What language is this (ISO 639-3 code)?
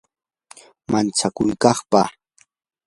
qur